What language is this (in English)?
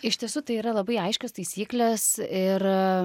Lithuanian